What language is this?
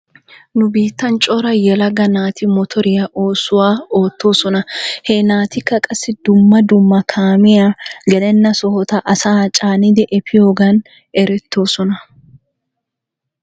Wolaytta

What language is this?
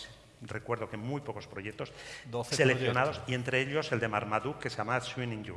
Spanish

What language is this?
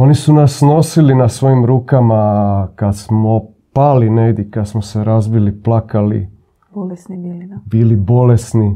Croatian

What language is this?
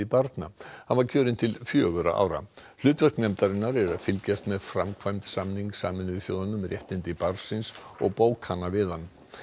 Icelandic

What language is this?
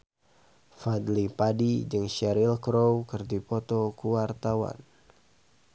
Sundanese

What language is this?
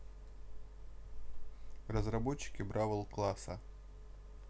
Russian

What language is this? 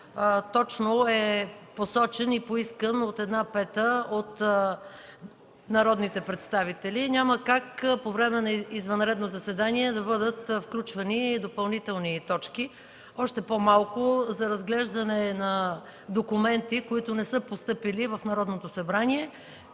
Bulgarian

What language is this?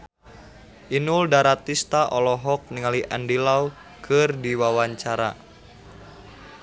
Sundanese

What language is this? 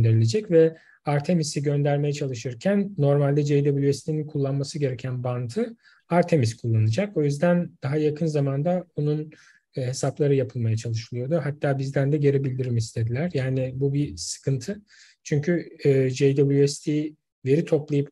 Turkish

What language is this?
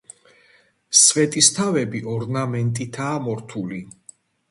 Georgian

